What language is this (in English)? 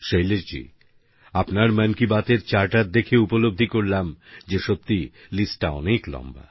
Bangla